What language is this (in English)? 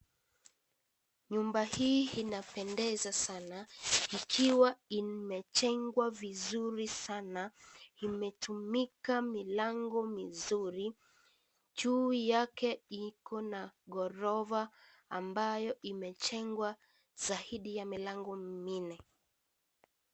Swahili